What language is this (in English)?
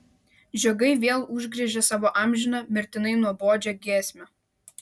Lithuanian